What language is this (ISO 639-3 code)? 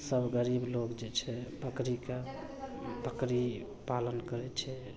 mai